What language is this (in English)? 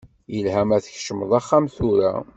Kabyle